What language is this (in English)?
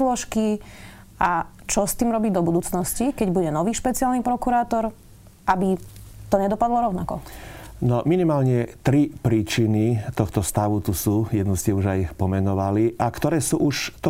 Slovak